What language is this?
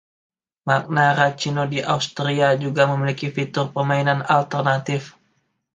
Indonesian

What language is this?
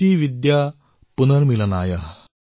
Assamese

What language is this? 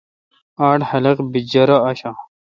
Kalkoti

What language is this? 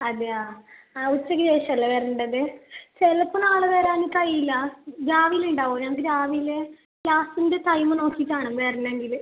Malayalam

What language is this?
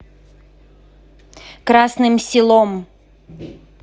Russian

